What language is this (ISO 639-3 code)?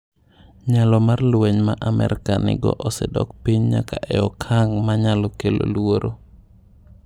luo